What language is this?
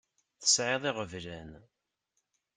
Kabyle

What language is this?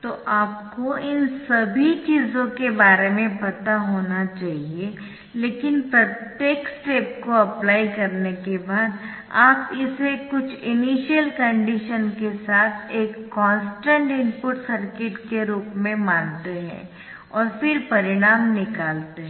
Hindi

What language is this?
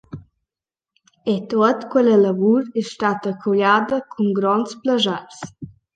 Romansh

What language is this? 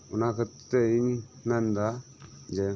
Santali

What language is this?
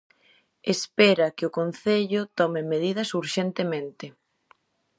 Galician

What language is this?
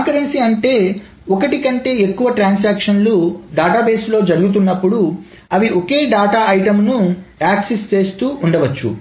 Telugu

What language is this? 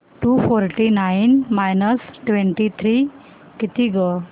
Marathi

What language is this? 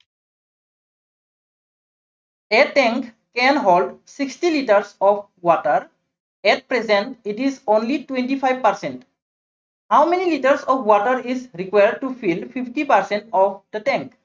Assamese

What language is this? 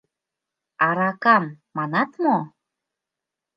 Mari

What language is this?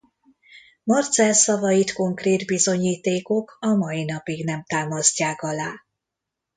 Hungarian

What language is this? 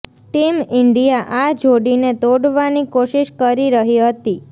Gujarati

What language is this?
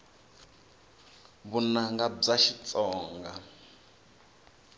Tsonga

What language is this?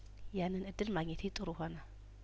Amharic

